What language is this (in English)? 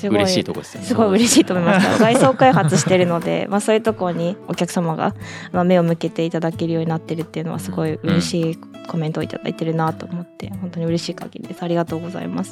Japanese